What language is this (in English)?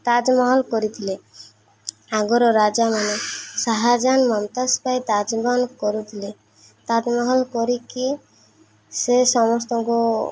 Odia